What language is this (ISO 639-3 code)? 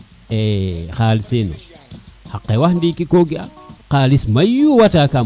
srr